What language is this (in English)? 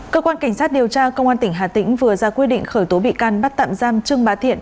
Vietnamese